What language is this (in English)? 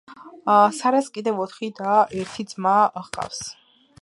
Georgian